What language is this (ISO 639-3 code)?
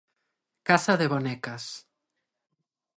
glg